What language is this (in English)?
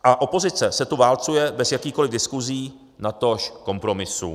Czech